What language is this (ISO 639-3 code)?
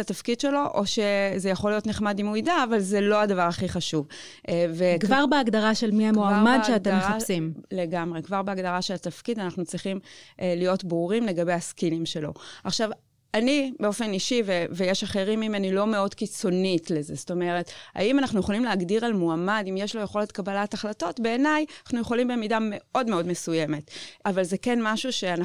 heb